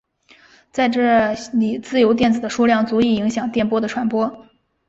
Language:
Chinese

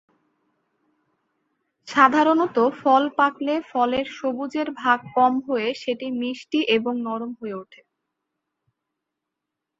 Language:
Bangla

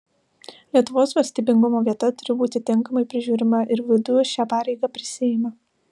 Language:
Lithuanian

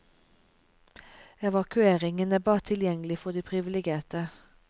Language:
Norwegian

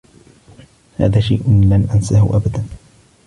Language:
Arabic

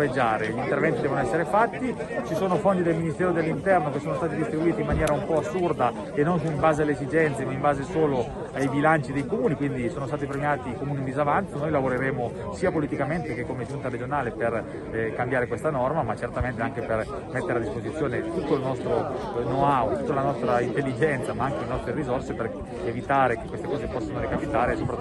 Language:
Italian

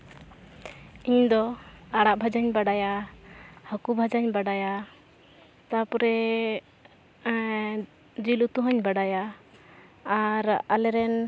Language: Santali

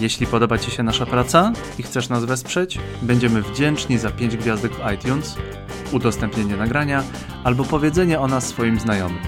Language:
Polish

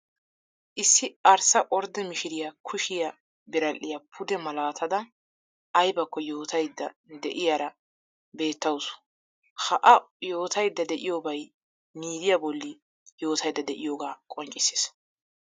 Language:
Wolaytta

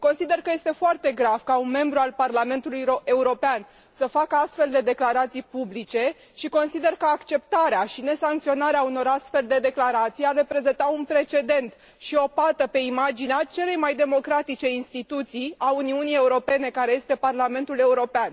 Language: Romanian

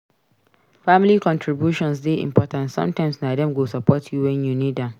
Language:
Nigerian Pidgin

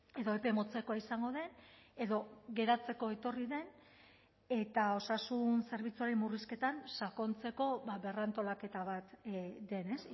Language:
Basque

